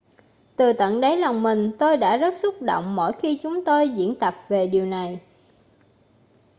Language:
Vietnamese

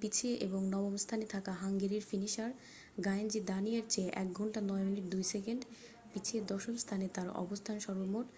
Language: Bangla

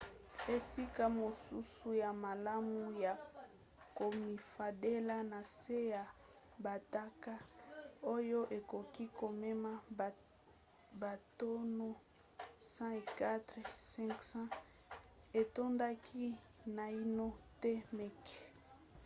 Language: Lingala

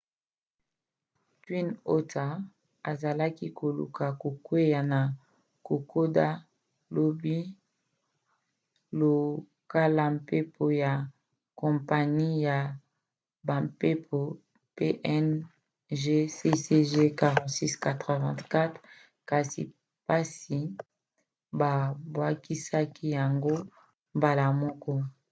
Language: Lingala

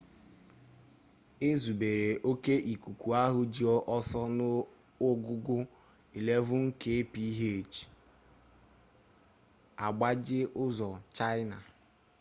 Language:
Igbo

